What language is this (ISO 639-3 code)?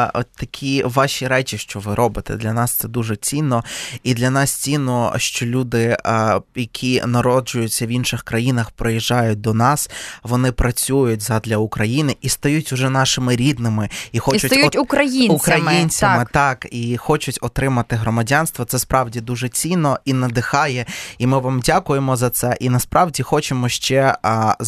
ukr